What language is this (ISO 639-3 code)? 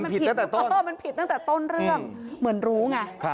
tha